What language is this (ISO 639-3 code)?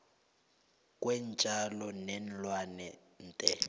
nbl